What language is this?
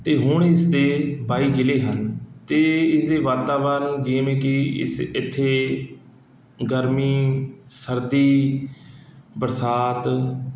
Punjabi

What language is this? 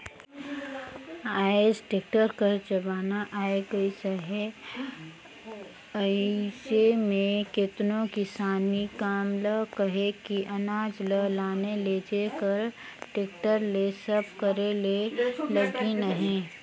Chhattisgarhi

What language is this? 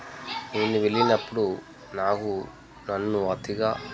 Telugu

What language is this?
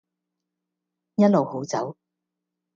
Cantonese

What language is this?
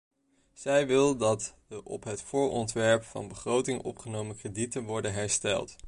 Dutch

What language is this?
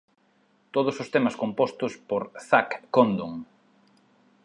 Galician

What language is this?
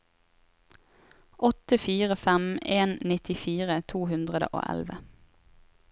Norwegian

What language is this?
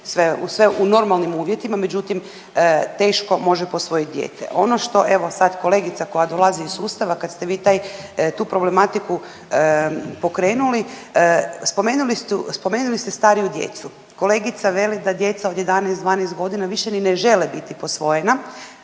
Croatian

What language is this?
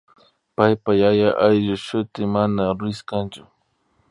Imbabura Highland Quichua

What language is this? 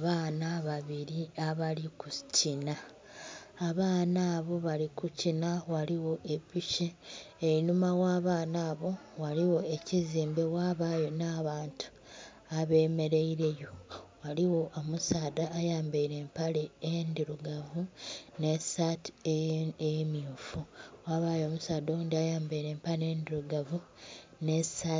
Soga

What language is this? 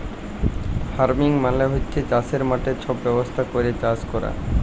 Bangla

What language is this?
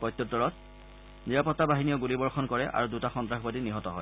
Assamese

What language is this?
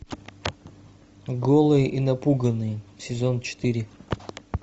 Russian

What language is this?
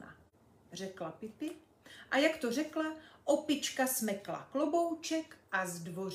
Czech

